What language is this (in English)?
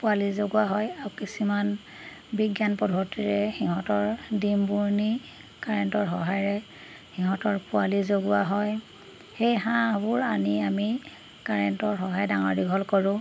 Assamese